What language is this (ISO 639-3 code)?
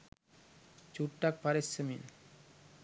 sin